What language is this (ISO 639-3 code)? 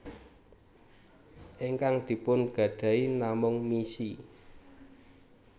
jav